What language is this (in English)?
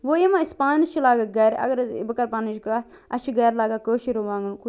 Kashmiri